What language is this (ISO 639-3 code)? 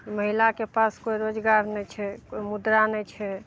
mai